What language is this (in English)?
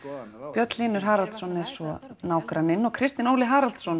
Icelandic